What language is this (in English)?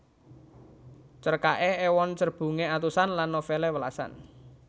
Javanese